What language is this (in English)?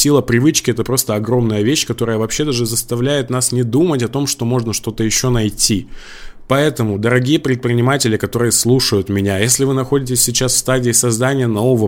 Russian